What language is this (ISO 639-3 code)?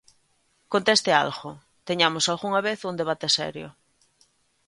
glg